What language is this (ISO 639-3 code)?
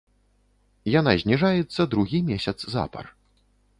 bel